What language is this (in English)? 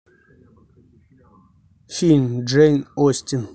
Russian